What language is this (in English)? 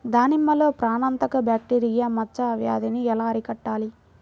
Telugu